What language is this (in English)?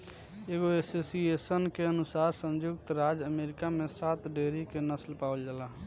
Bhojpuri